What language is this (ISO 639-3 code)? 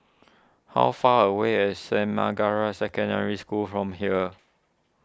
eng